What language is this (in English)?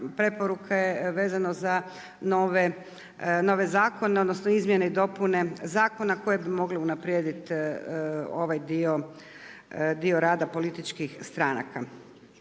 Croatian